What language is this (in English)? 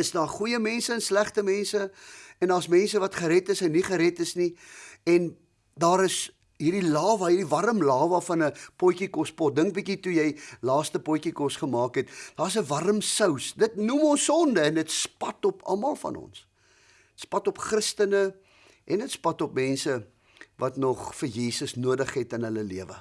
Dutch